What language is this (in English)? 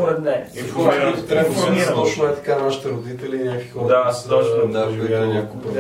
Bulgarian